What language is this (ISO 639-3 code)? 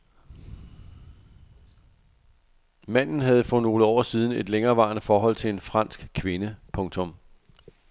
dan